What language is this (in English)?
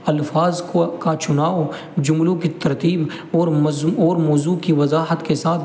Urdu